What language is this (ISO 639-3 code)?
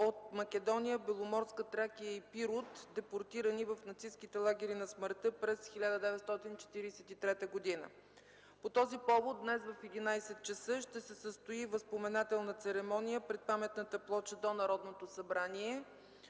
bul